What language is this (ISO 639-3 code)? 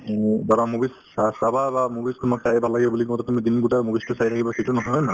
asm